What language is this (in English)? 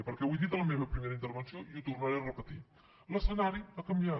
Catalan